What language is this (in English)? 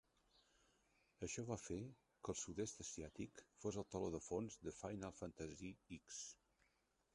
Catalan